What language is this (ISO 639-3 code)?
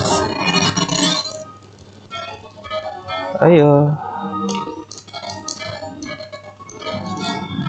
ind